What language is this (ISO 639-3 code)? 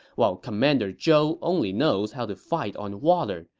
eng